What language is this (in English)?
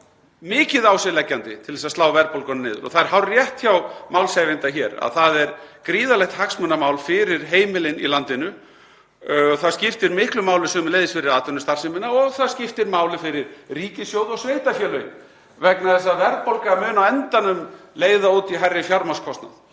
Icelandic